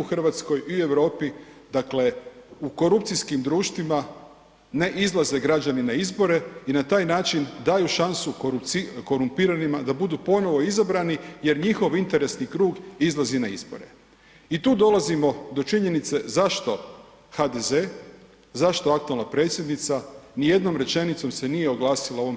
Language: Croatian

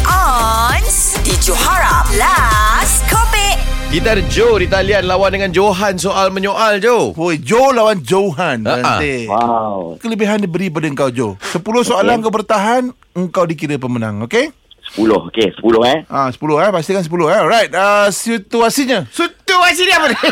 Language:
Malay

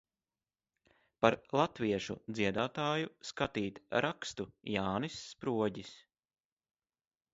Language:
Latvian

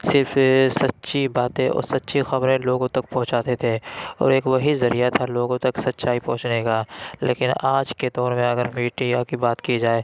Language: Urdu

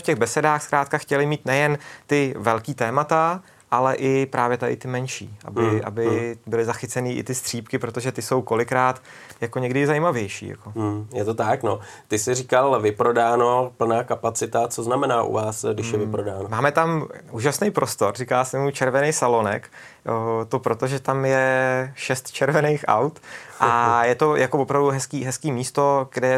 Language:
Czech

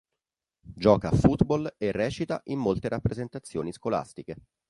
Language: Italian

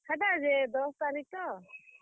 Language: Odia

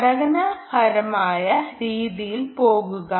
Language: Malayalam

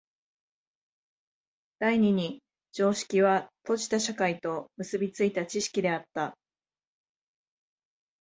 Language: Japanese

